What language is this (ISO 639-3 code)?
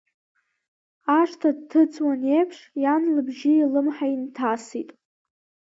abk